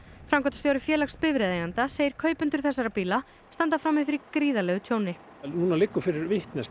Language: Icelandic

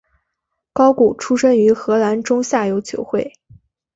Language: Chinese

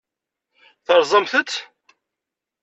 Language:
Kabyle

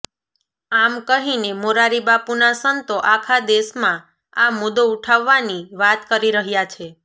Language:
Gujarati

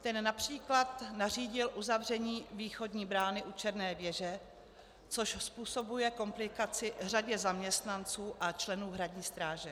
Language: Czech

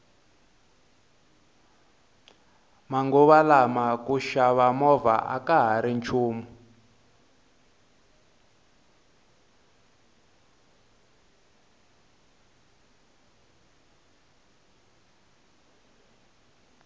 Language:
Tsonga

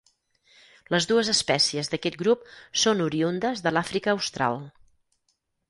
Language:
Catalan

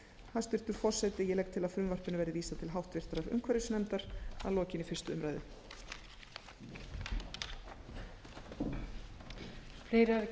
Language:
Icelandic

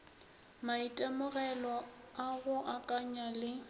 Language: Northern Sotho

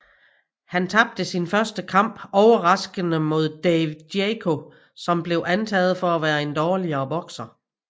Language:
Danish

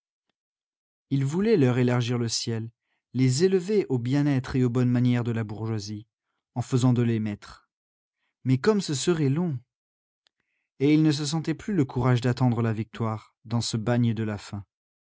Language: French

